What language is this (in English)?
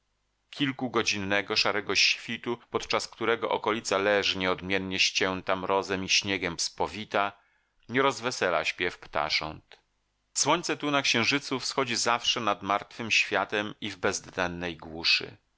Polish